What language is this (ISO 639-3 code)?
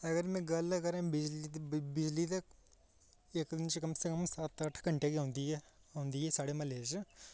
doi